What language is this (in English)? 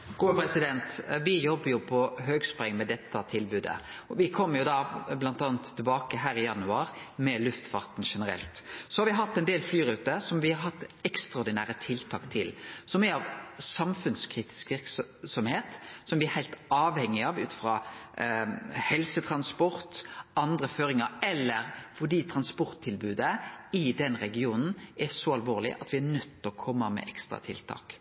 Norwegian Nynorsk